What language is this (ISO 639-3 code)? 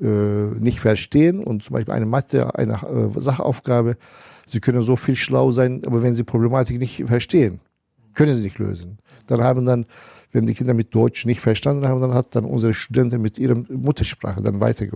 deu